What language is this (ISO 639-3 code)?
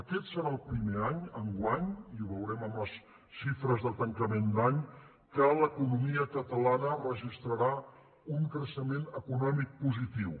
cat